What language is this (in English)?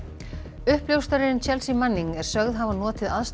Icelandic